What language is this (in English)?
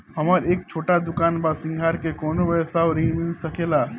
Bhojpuri